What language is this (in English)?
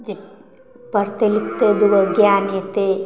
Maithili